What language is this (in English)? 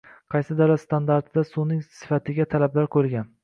Uzbek